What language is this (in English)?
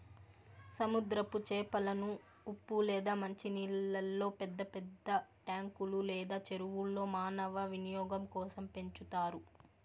Telugu